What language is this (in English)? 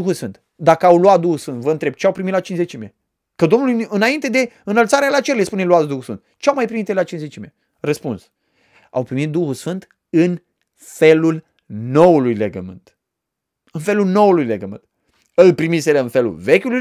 Romanian